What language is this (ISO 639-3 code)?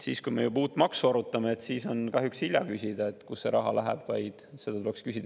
est